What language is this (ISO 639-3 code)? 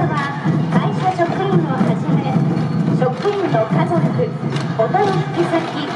jpn